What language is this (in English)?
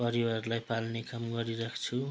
Nepali